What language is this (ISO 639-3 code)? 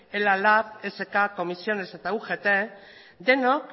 eus